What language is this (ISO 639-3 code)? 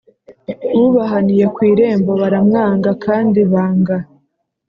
kin